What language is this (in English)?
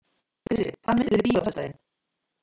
Icelandic